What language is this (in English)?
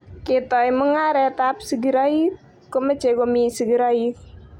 Kalenjin